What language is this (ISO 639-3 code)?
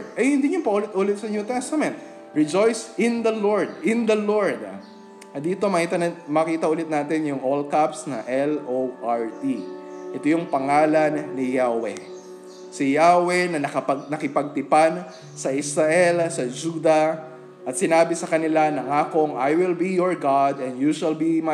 fil